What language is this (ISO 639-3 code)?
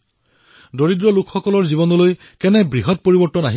asm